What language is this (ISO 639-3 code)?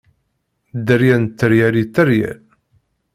kab